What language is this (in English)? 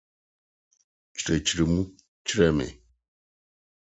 Akan